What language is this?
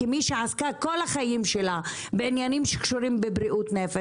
Hebrew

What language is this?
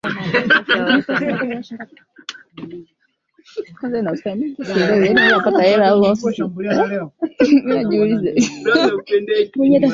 Swahili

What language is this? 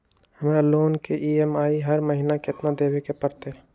Magahi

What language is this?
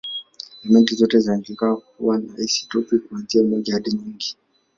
Swahili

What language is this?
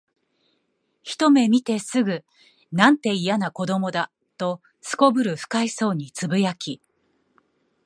Japanese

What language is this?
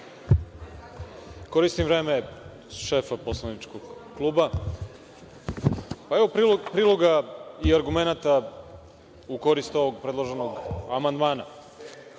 Serbian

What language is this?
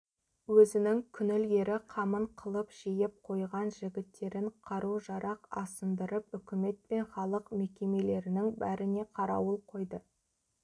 Kazakh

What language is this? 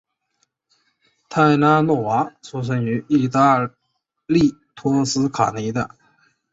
Chinese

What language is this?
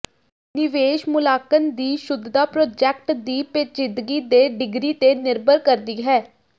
Punjabi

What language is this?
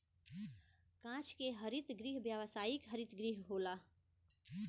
Bhojpuri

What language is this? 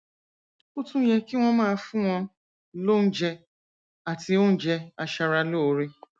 Yoruba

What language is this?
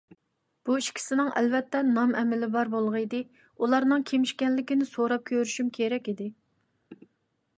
Uyghur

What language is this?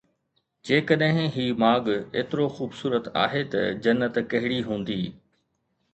Sindhi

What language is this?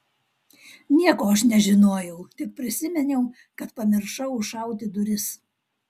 Lithuanian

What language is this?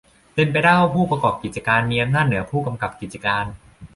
Thai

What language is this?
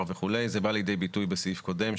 Hebrew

